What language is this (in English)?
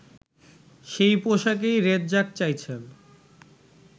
Bangla